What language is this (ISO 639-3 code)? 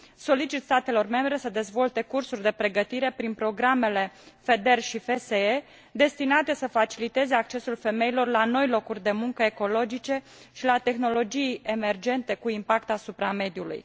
ron